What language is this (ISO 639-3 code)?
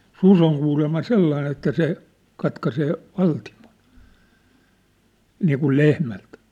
fin